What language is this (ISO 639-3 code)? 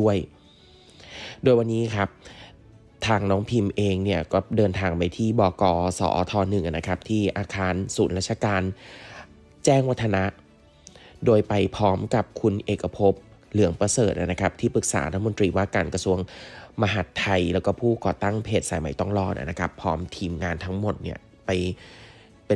tha